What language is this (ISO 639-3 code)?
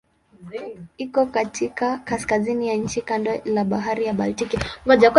swa